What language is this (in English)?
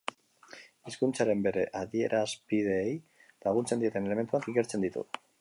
Basque